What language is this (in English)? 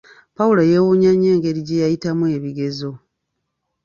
Ganda